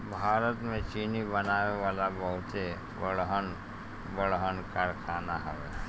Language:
Bhojpuri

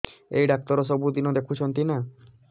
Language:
Odia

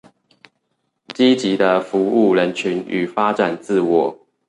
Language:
Chinese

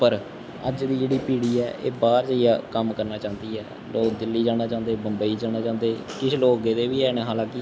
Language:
Dogri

